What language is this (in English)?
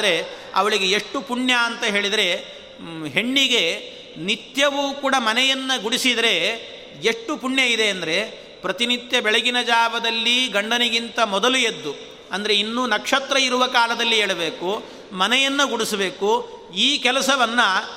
Kannada